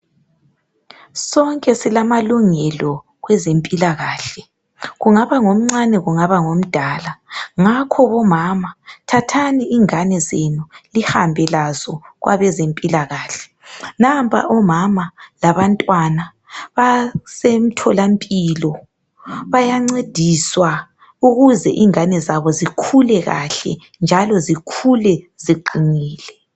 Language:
North Ndebele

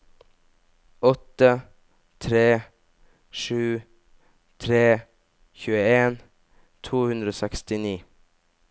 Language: Norwegian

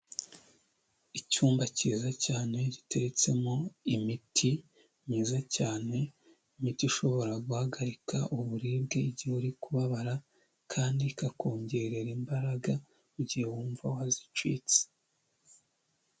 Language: Kinyarwanda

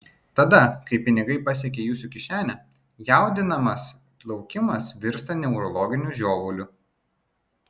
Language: Lithuanian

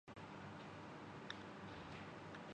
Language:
Urdu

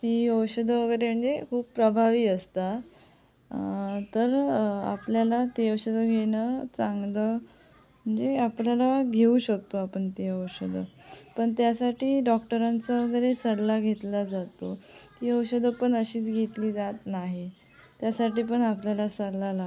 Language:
Marathi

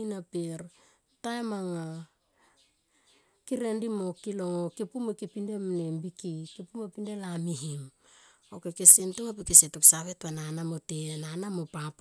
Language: Tomoip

